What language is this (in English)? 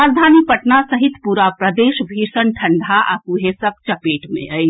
Maithili